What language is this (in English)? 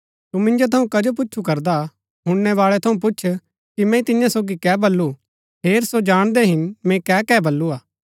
Gaddi